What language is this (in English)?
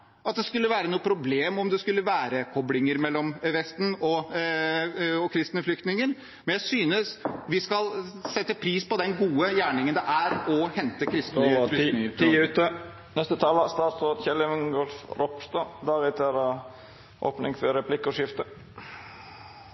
Norwegian